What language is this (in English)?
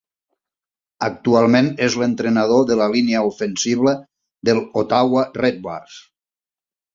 Catalan